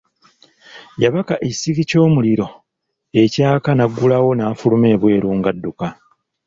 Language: Ganda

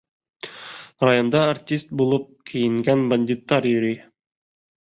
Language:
Bashkir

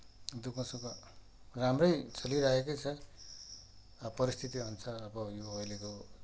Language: Nepali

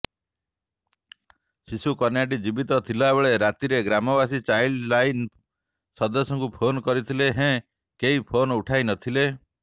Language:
Odia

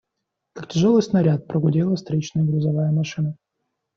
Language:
Russian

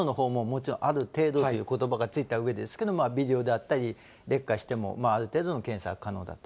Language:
Japanese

